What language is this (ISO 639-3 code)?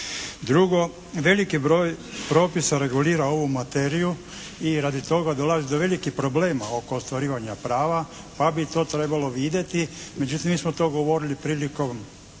hrv